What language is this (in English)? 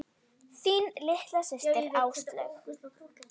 Icelandic